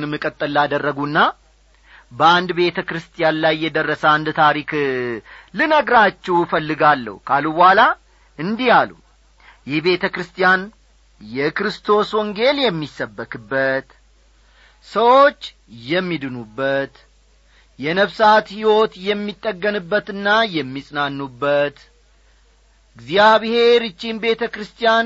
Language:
Amharic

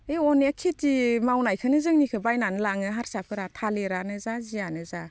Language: Bodo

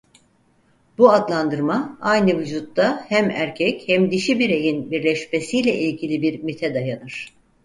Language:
Turkish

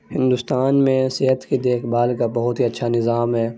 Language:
Urdu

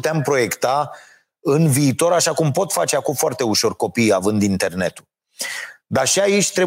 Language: Romanian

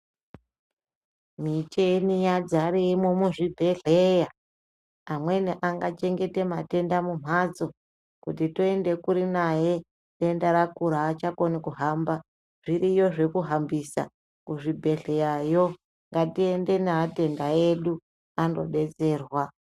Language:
Ndau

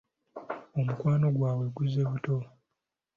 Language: Ganda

